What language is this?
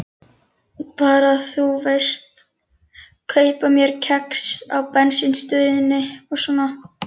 Icelandic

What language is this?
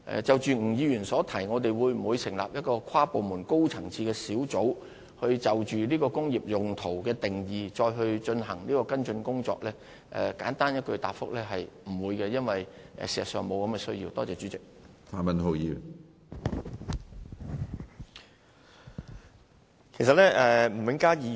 Cantonese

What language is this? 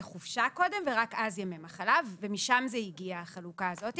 Hebrew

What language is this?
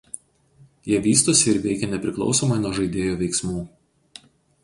Lithuanian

